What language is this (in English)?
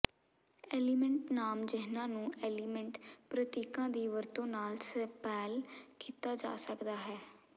Punjabi